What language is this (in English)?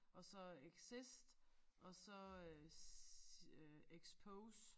Danish